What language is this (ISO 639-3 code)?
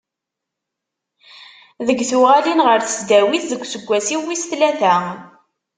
kab